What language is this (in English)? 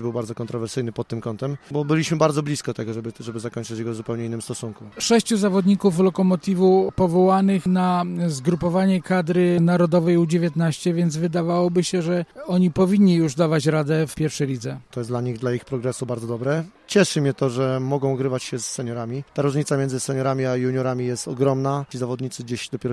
Polish